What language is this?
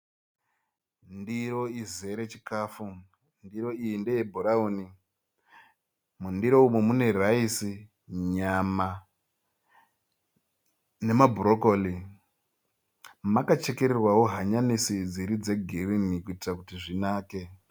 Shona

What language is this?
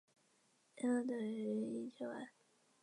Chinese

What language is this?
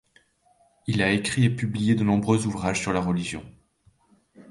French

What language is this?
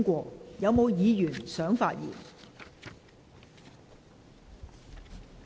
Cantonese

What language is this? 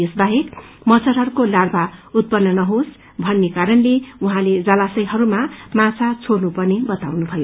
Nepali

